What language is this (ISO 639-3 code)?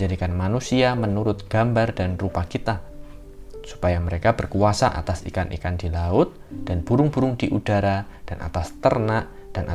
ind